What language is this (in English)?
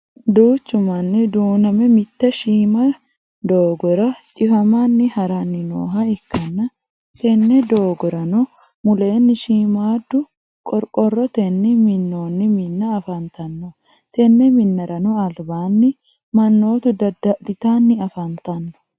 Sidamo